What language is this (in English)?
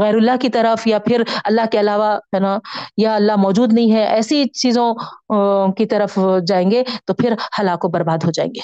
Urdu